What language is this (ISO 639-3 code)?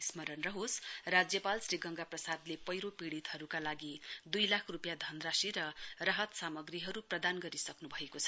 nep